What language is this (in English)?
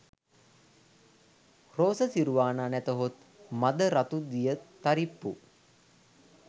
Sinhala